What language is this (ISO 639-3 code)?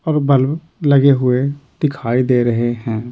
hin